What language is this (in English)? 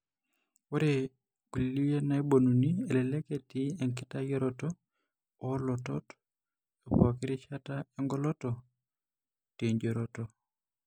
Masai